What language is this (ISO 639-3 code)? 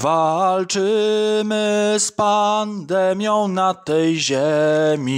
pol